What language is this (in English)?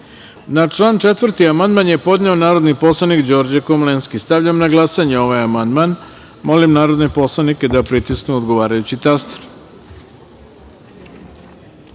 Serbian